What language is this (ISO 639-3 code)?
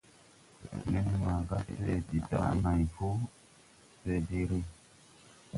tui